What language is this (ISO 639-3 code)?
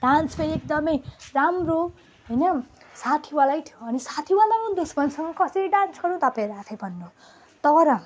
nep